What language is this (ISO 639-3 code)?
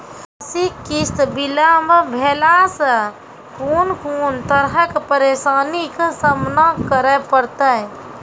mai